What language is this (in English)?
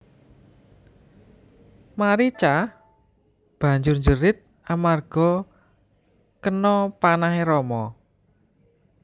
Javanese